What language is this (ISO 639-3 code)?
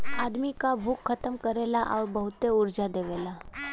bho